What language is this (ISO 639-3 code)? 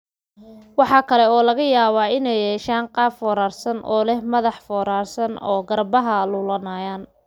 som